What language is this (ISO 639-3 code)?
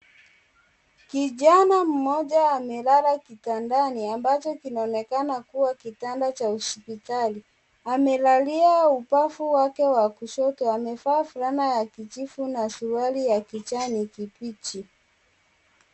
swa